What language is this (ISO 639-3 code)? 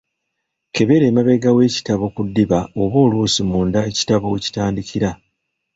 lug